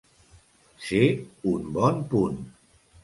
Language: Catalan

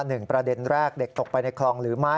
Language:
Thai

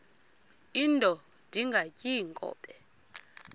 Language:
Xhosa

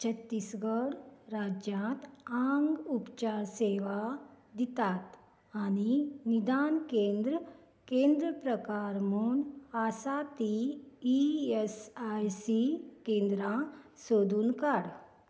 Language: Konkani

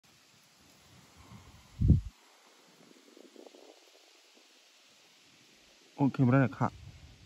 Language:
Thai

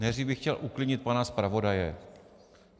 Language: Czech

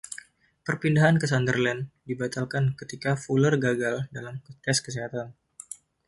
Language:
Indonesian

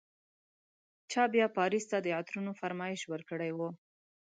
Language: Pashto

